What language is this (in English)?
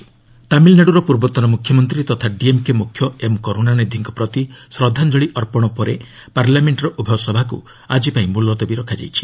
Odia